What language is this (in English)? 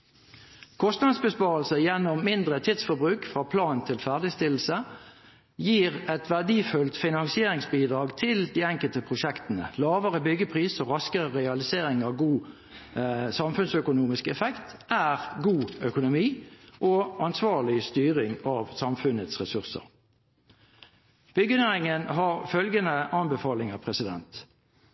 Norwegian Bokmål